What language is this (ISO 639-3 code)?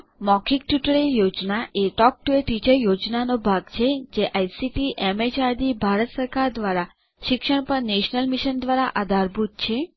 guj